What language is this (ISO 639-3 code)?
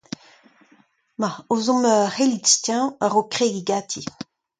bre